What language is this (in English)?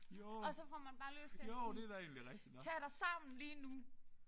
Danish